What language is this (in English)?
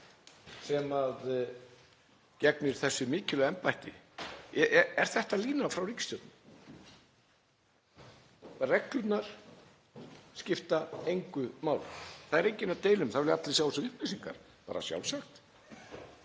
Icelandic